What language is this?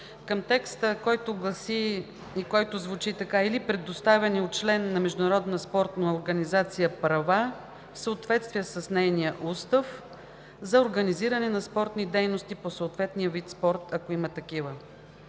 Bulgarian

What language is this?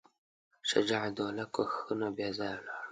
Pashto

